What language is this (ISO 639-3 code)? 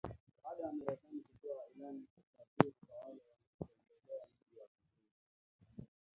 swa